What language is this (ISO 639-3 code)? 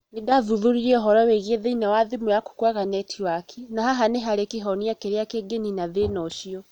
kik